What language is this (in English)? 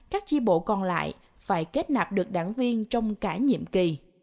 Vietnamese